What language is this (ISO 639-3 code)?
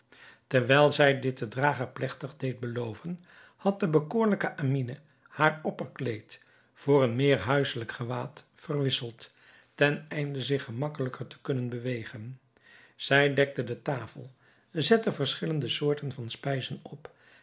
nld